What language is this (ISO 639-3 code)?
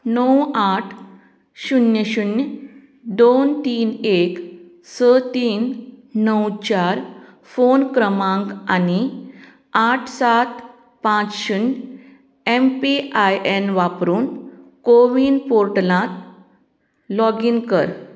kok